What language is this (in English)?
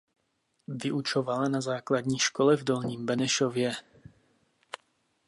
Czech